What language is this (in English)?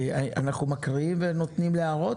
Hebrew